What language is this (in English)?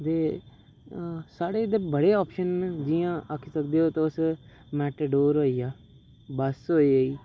Dogri